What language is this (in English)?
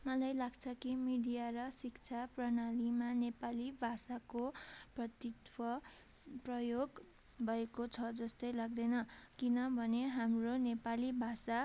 Nepali